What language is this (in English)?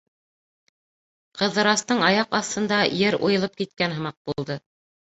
Bashkir